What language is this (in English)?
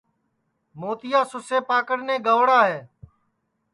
Sansi